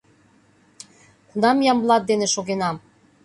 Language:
Mari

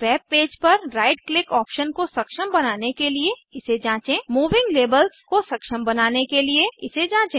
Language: Hindi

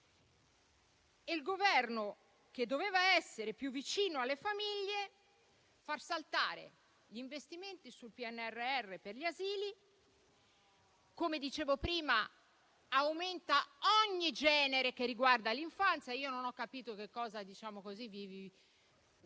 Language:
Italian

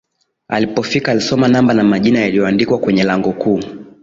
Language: Swahili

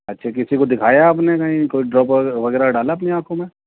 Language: Urdu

